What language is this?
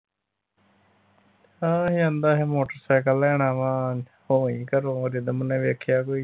Punjabi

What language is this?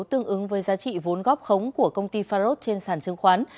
Vietnamese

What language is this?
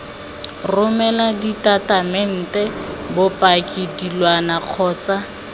Tswana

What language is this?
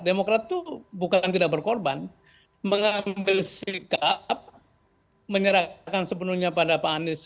Indonesian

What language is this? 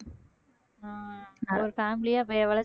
Tamil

